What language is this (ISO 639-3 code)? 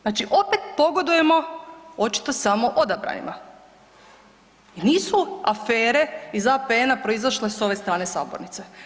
hrv